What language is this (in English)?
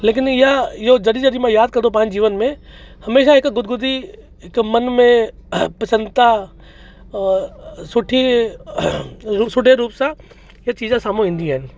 Sindhi